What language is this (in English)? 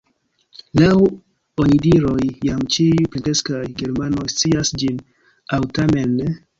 Esperanto